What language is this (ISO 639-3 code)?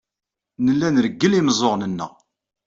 kab